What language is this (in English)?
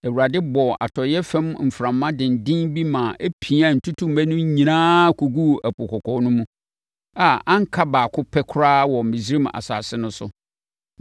Akan